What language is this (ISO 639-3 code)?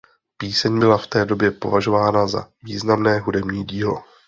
ces